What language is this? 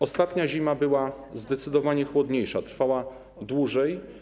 Polish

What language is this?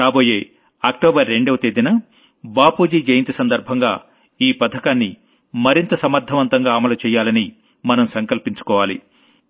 Telugu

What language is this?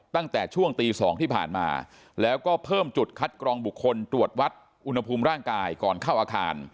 Thai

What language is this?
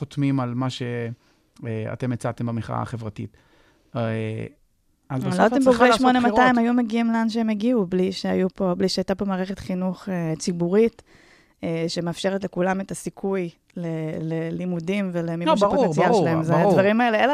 Hebrew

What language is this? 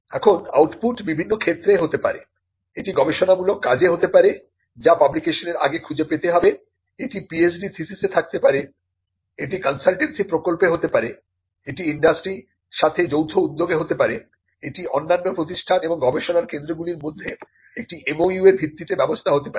Bangla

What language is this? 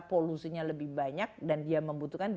Indonesian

